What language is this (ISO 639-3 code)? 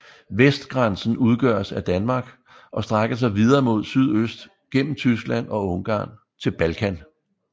dan